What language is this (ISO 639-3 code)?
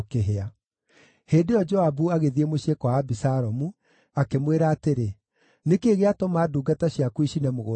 kik